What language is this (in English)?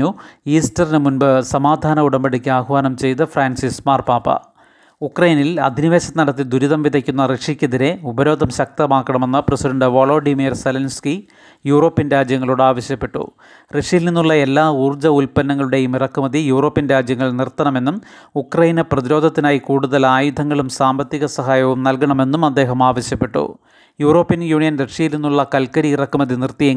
Malayalam